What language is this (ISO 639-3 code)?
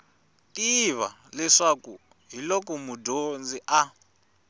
tso